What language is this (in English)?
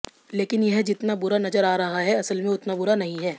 Hindi